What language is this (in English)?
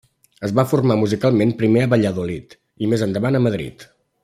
Catalan